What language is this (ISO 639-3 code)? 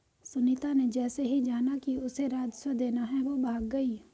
hin